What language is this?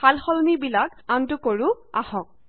Assamese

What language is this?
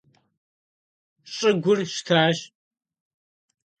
Kabardian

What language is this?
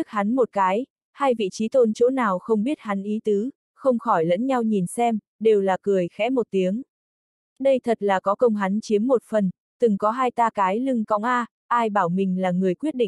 Vietnamese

